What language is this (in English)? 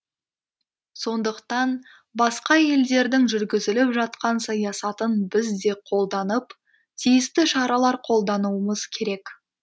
Kazakh